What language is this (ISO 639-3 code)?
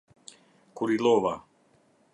sqi